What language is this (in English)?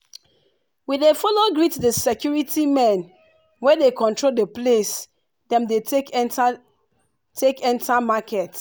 Nigerian Pidgin